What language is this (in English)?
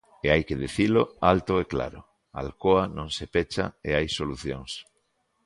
Galician